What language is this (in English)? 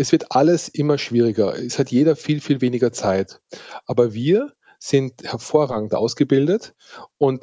German